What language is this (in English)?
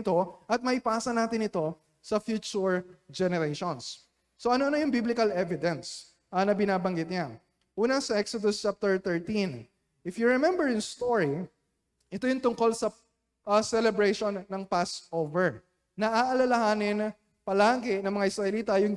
Filipino